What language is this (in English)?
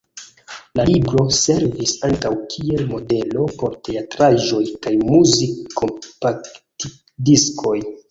Esperanto